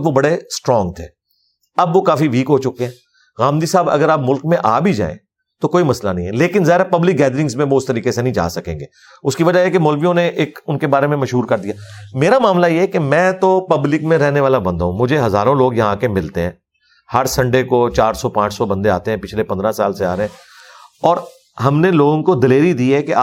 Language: Urdu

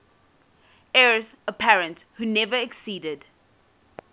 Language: English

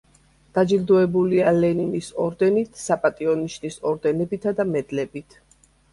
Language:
Georgian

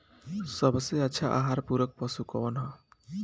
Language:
Bhojpuri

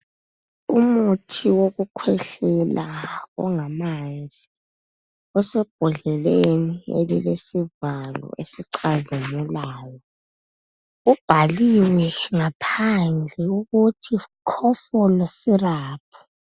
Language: North Ndebele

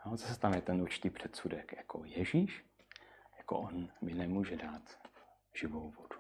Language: Czech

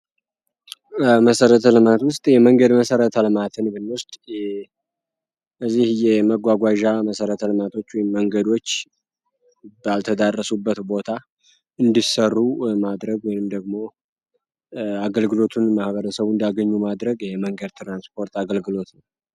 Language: Amharic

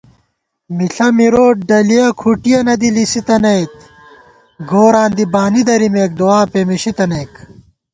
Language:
Gawar-Bati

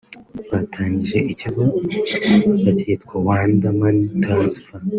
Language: Kinyarwanda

